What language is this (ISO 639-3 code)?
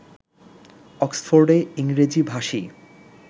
ben